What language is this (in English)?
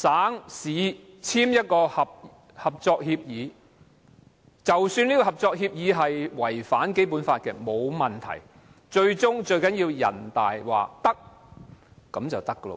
Cantonese